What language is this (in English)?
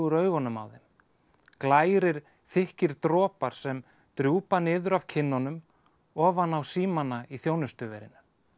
Icelandic